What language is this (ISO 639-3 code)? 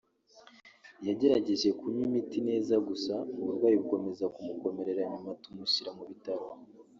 kin